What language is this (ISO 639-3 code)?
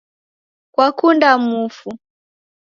dav